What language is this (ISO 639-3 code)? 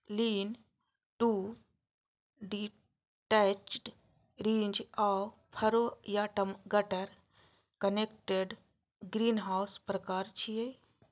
mai